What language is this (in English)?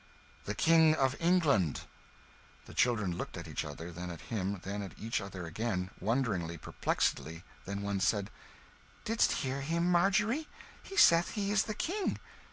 English